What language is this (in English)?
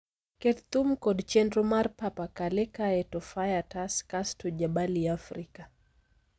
Luo (Kenya and Tanzania)